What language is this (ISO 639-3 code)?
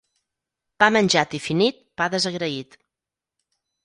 cat